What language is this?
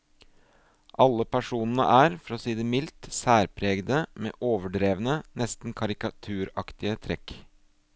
Norwegian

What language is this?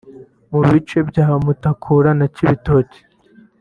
Kinyarwanda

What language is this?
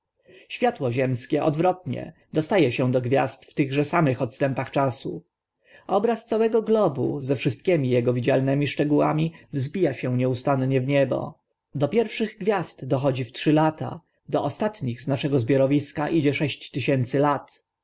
Polish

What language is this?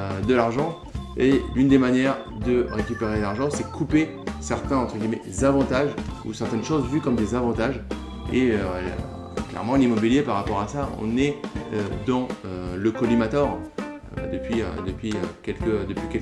French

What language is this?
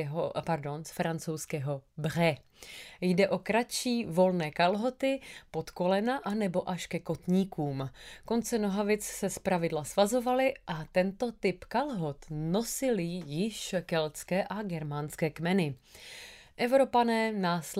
Czech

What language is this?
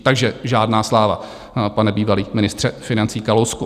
Czech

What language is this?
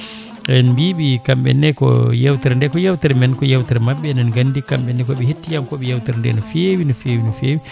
Fula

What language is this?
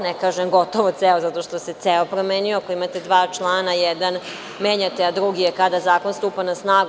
Serbian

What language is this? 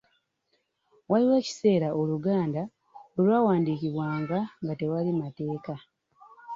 Ganda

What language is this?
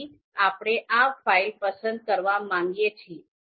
Gujarati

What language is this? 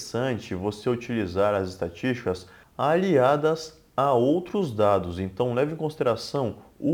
Portuguese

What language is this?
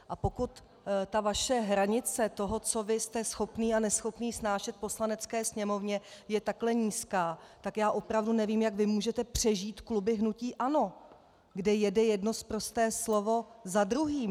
Czech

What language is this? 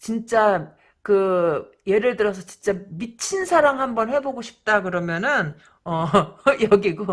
Korean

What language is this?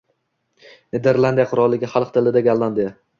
Uzbek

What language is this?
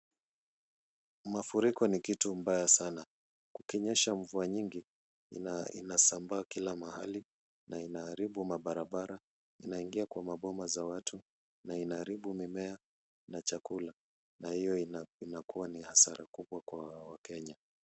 Swahili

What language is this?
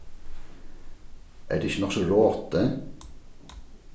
Faroese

